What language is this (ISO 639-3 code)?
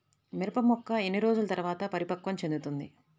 tel